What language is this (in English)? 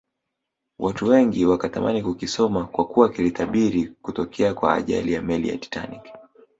Swahili